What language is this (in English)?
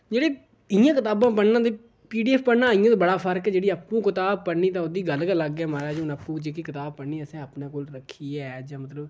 Dogri